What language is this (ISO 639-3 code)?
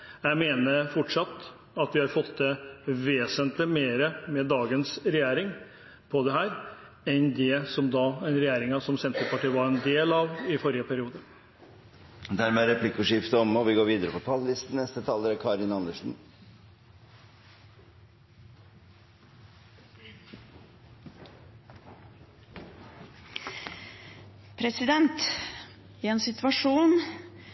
nor